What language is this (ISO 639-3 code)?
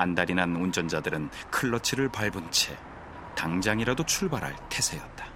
kor